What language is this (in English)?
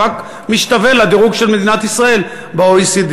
Hebrew